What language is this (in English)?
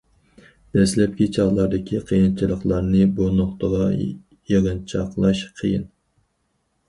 Uyghur